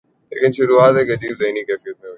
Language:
Urdu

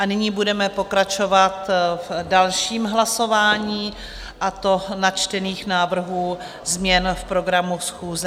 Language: Czech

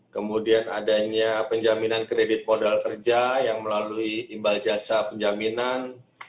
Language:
Indonesian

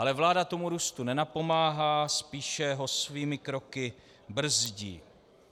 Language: Czech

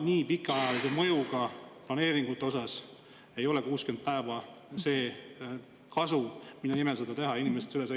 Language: Estonian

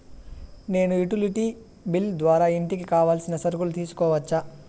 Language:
Telugu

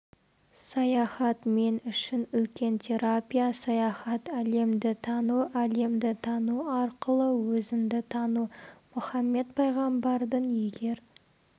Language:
Kazakh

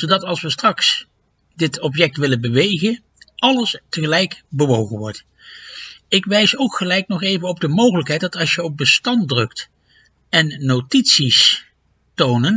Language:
Dutch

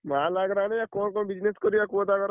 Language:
Odia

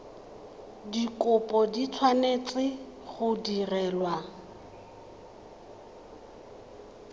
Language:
Tswana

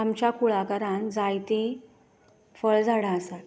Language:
Konkani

